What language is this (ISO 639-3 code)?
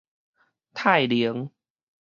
nan